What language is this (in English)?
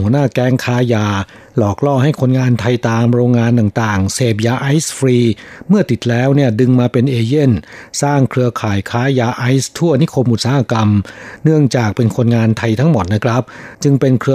Thai